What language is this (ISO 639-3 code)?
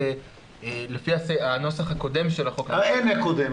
heb